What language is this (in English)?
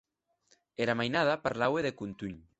Occitan